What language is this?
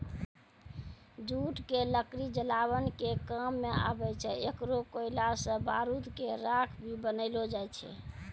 Maithili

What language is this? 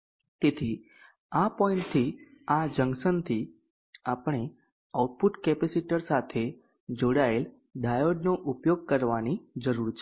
Gujarati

